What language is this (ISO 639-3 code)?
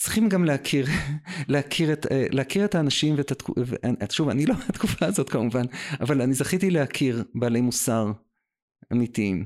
heb